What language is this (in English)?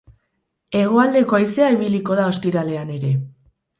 Basque